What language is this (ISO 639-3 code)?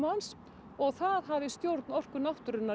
isl